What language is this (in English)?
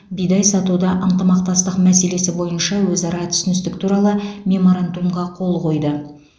Kazakh